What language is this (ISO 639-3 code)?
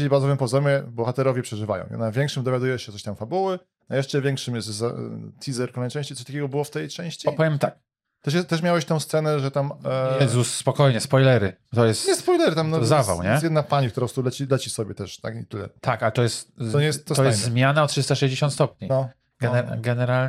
pol